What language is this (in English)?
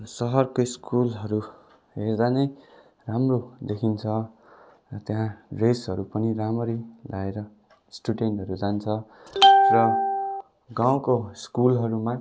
Nepali